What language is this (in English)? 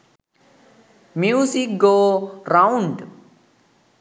Sinhala